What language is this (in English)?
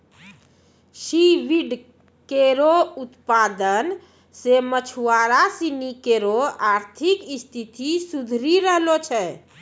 Maithili